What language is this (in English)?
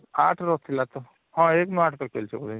Odia